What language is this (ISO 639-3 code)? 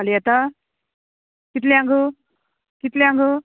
kok